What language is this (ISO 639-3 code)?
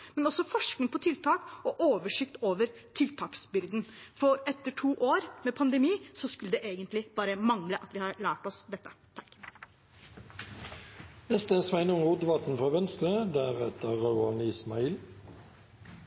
nor